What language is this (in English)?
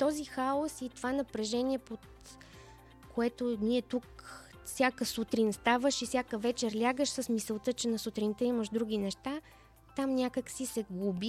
Bulgarian